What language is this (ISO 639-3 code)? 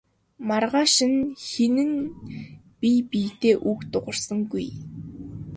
mon